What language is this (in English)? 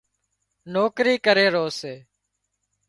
Wadiyara Koli